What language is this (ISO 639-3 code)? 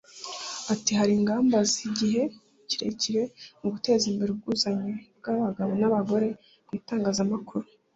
kin